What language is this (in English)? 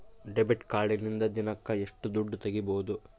Kannada